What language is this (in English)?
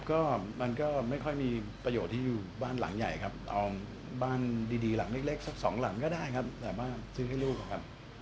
Thai